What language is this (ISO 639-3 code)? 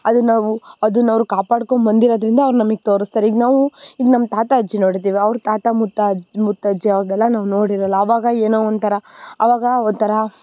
kan